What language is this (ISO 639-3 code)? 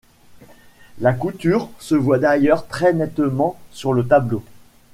fra